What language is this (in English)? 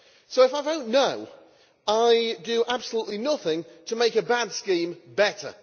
English